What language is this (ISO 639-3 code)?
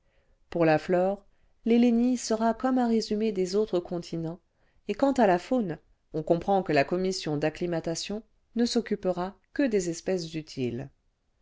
fra